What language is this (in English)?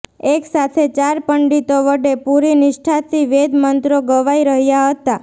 Gujarati